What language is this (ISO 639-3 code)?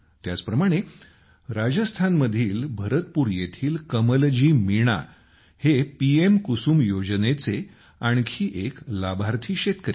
mar